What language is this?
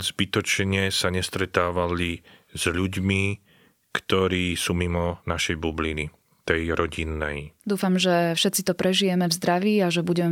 Slovak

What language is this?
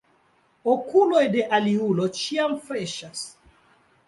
Esperanto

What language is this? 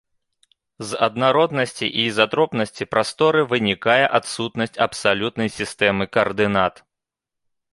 Belarusian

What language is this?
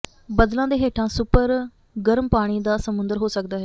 Punjabi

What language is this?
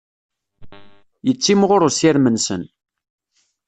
Kabyle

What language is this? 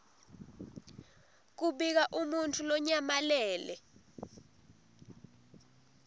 Swati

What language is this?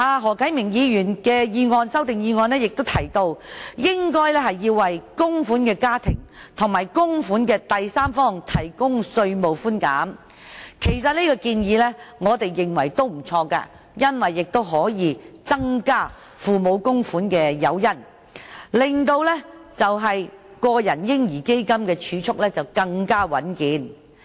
Cantonese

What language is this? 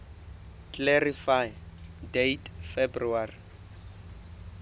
Southern Sotho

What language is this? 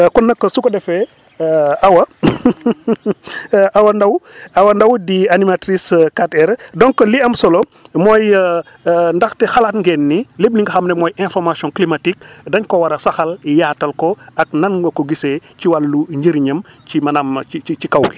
Wolof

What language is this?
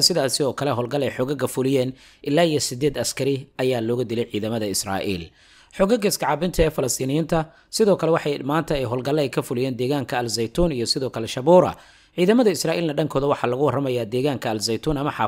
Arabic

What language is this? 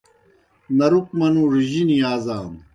Kohistani Shina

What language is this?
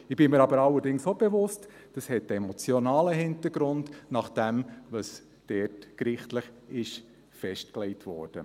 Swiss German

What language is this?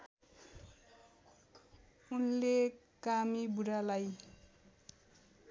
Nepali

